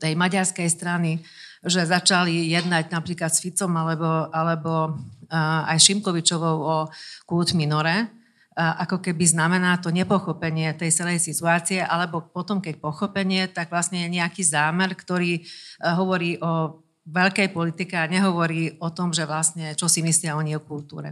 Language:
Slovak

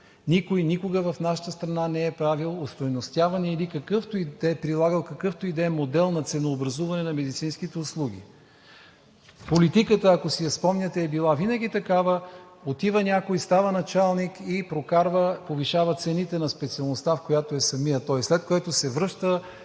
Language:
Bulgarian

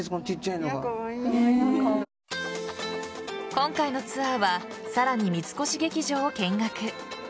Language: Japanese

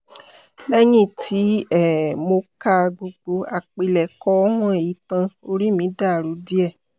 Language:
Yoruba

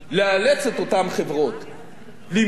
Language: Hebrew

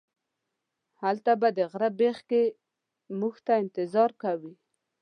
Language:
Pashto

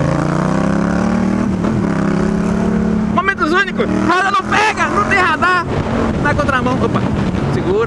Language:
Portuguese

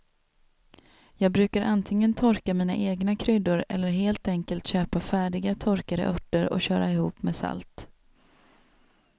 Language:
Swedish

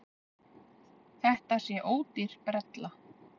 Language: Icelandic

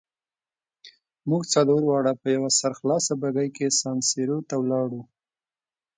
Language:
Pashto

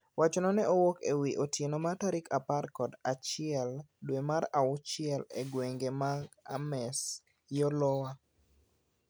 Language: Luo (Kenya and Tanzania)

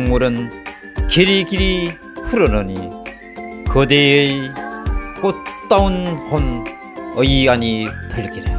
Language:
Korean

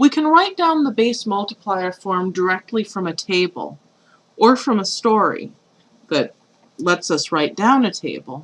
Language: English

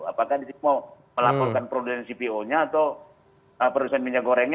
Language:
Indonesian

